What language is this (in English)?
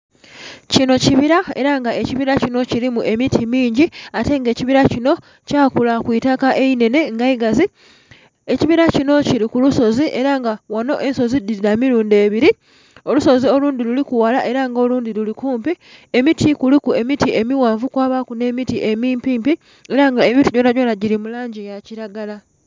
Soga